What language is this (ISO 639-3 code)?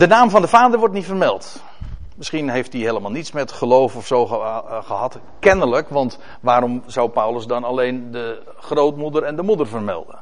nld